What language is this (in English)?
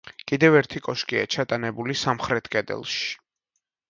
Georgian